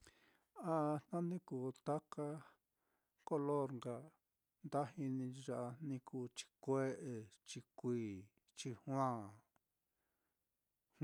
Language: Mitlatongo Mixtec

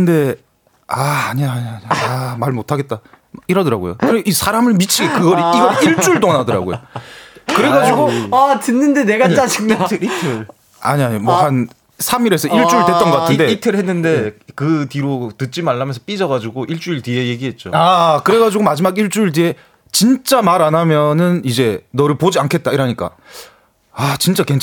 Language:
Korean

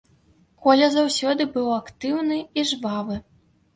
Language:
Belarusian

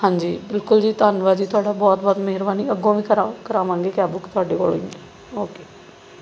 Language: Punjabi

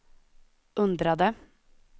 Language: Swedish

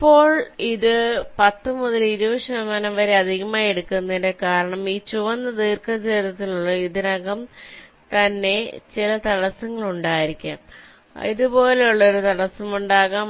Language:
Malayalam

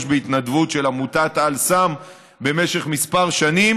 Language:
Hebrew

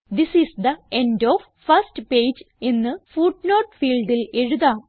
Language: Malayalam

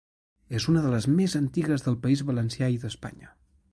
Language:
Catalan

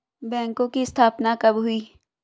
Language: Hindi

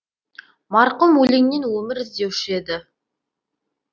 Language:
Kazakh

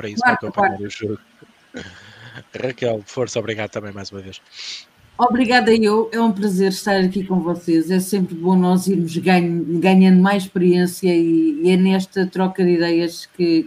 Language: Portuguese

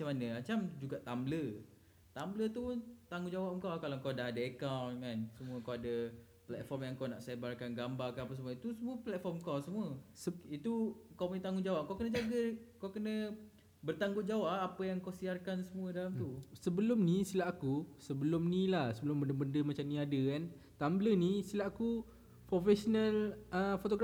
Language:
Malay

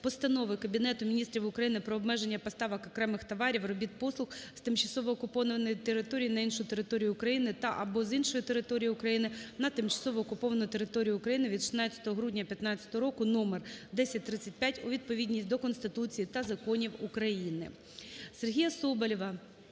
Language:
Ukrainian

